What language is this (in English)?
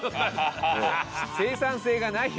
Japanese